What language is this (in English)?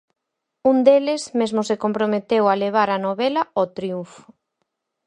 Galician